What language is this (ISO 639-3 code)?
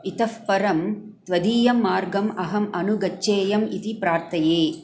san